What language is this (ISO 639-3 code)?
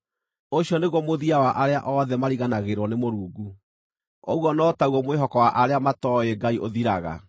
kik